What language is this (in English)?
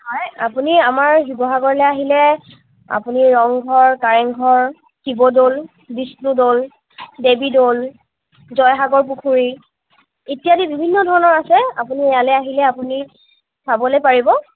Assamese